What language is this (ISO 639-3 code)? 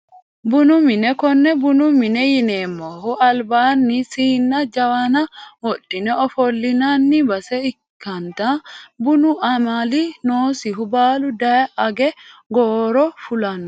sid